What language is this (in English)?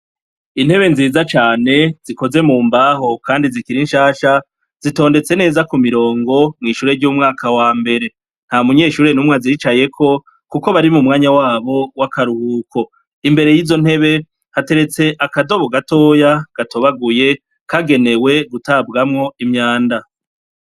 Rundi